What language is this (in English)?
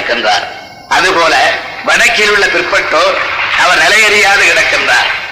Tamil